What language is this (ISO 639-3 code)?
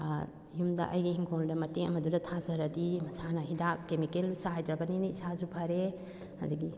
mni